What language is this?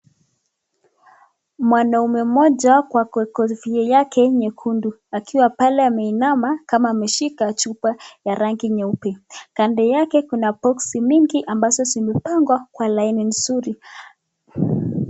Swahili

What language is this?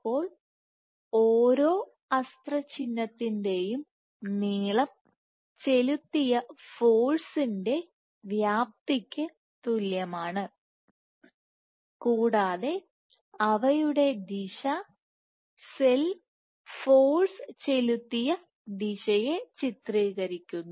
Malayalam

